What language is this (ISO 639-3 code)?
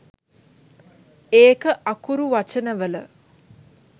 sin